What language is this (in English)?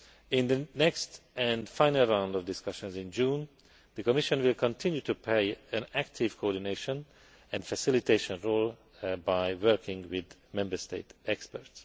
English